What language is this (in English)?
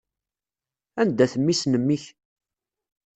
Kabyle